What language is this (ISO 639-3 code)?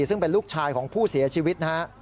tha